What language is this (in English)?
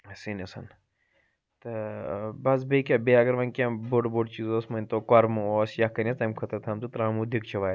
Kashmiri